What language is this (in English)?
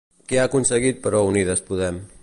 Catalan